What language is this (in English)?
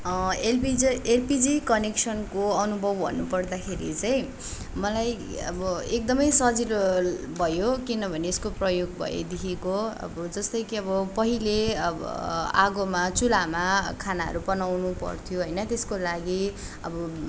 Nepali